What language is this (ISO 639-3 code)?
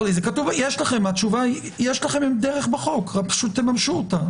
heb